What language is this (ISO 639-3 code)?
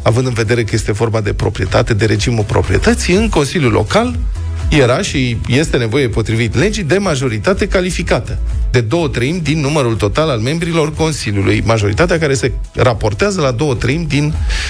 ron